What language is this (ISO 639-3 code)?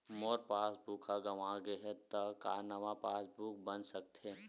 hne